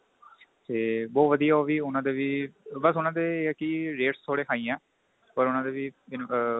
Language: Punjabi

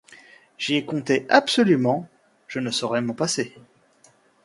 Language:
French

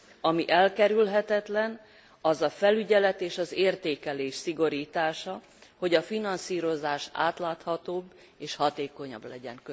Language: Hungarian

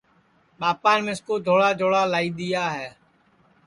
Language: Sansi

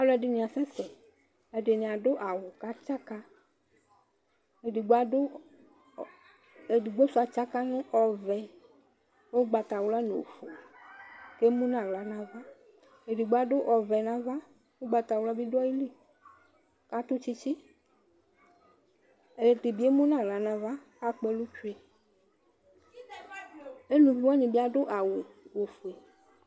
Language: Ikposo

